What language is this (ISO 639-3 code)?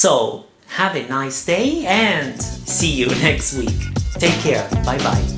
eng